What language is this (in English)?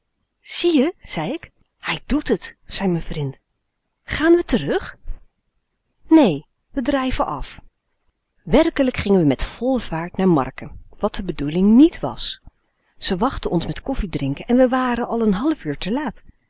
Dutch